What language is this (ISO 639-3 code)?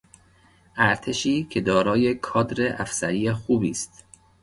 fas